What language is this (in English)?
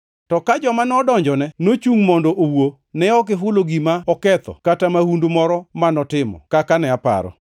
Luo (Kenya and Tanzania)